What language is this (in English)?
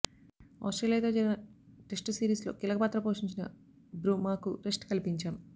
Telugu